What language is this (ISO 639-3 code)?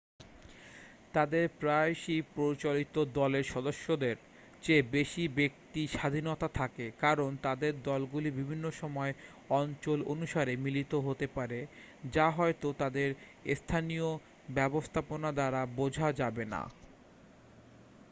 ben